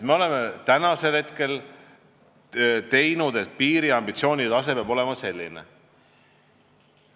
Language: Estonian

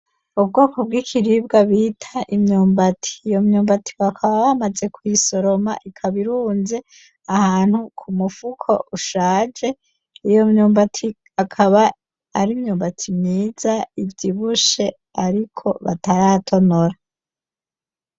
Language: Rundi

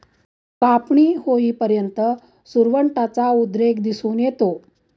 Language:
Marathi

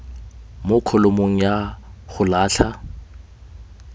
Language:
Tswana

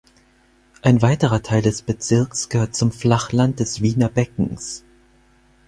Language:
German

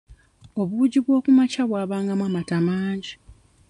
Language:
Ganda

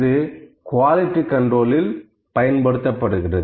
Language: Tamil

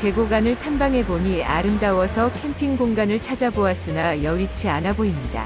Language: Korean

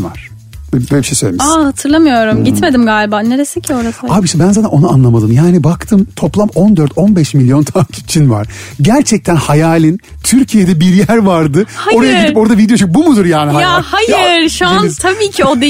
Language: Turkish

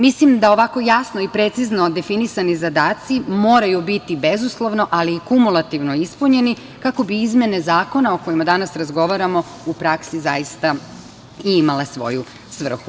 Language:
Serbian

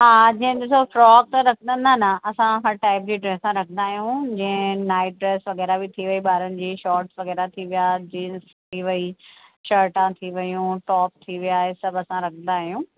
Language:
Sindhi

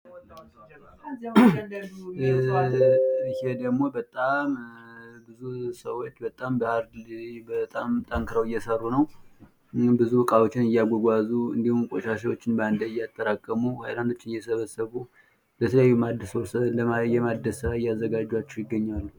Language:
Amharic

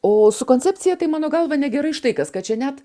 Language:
Lithuanian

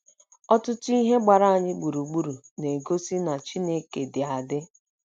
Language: Igbo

